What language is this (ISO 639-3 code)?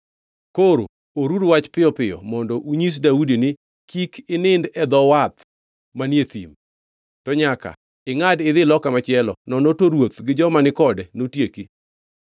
luo